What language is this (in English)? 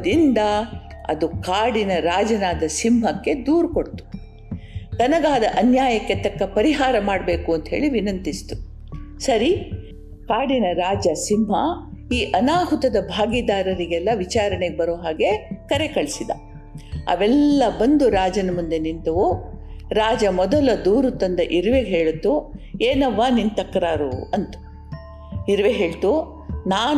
Kannada